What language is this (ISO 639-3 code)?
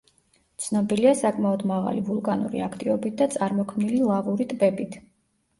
kat